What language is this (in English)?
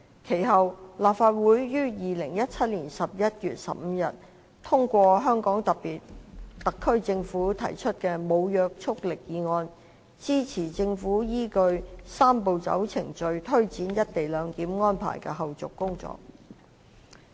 Cantonese